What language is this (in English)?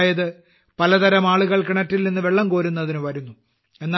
Malayalam